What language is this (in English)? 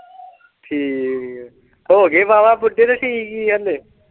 Punjabi